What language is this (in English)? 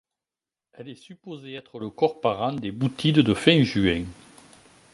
French